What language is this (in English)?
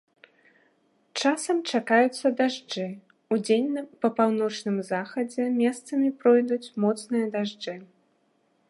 Belarusian